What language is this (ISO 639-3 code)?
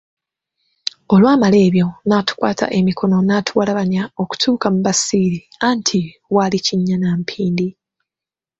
lug